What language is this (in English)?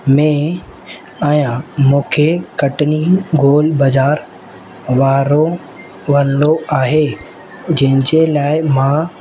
Sindhi